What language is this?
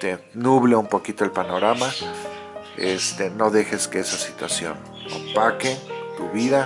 Spanish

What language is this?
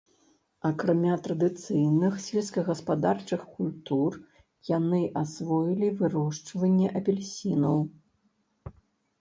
Belarusian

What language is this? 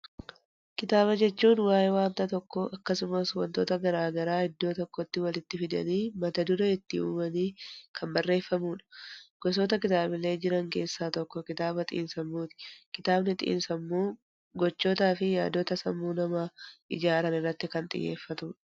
Oromo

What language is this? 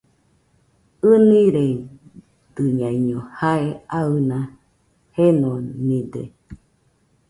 Nüpode Huitoto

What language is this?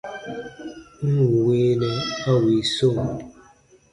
Baatonum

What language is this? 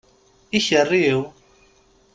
Kabyle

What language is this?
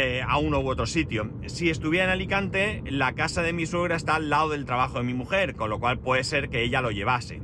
Spanish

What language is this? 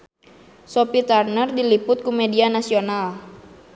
Sundanese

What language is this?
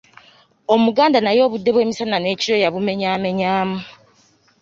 Ganda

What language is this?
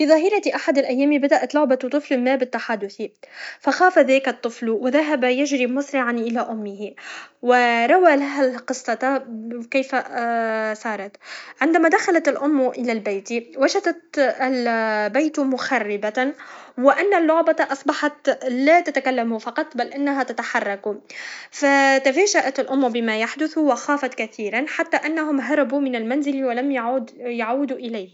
Tunisian Arabic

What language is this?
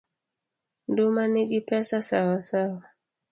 Luo (Kenya and Tanzania)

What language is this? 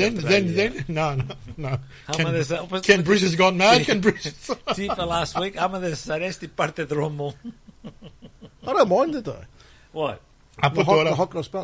Greek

